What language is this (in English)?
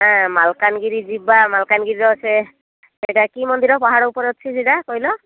Odia